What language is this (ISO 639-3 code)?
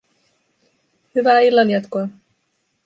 fin